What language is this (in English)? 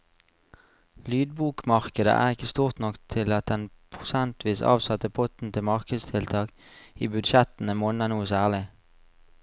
Norwegian